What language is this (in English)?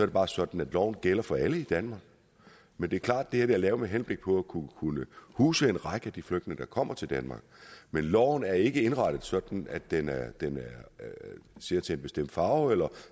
Danish